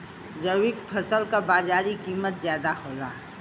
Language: Bhojpuri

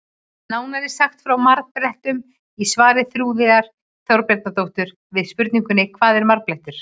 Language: Icelandic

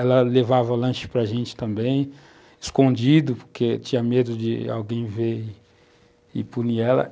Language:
Portuguese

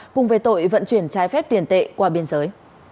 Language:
Vietnamese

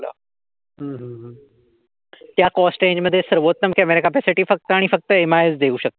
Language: Marathi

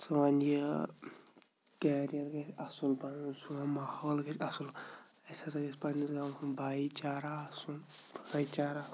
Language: Kashmiri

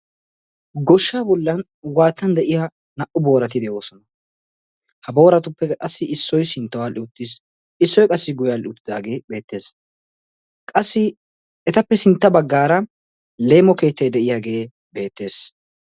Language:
Wolaytta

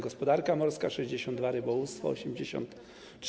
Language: Polish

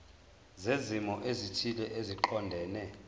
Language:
Zulu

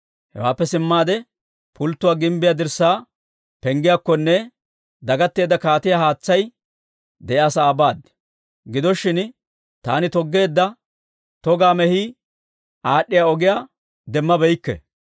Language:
Dawro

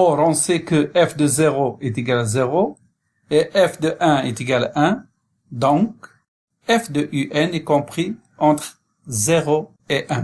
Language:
French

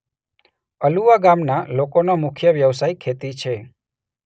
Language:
Gujarati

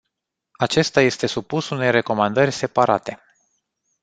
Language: Romanian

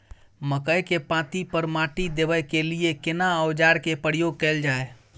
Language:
Maithili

